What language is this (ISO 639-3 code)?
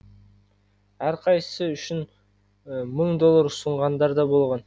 kaz